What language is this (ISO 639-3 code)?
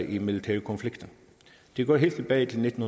dan